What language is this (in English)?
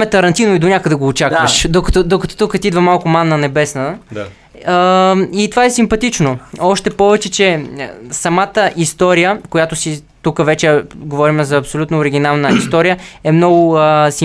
Bulgarian